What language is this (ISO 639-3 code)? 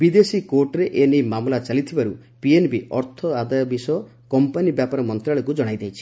ori